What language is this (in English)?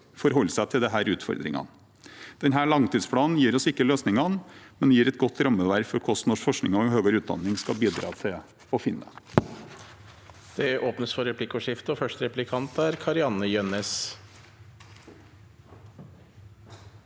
Norwegian